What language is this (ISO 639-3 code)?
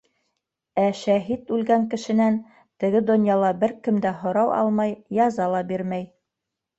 bak